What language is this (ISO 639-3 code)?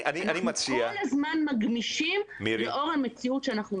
heb